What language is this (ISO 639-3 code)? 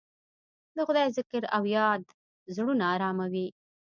pus